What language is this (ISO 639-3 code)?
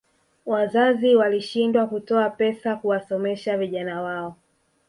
swa